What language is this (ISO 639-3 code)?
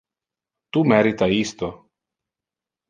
ina